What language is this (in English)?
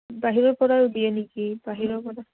Assamese